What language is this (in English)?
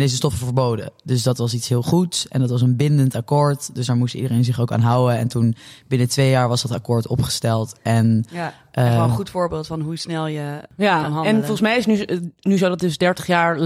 Dutch